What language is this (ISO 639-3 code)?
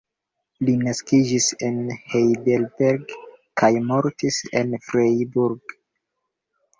epo